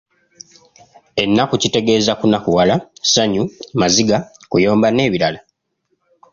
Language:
Ganda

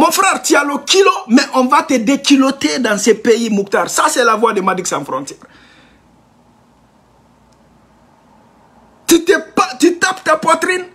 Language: French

